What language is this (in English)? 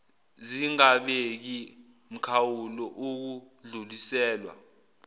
Zulu